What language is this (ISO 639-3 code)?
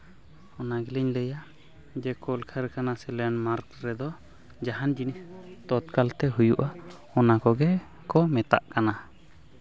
sat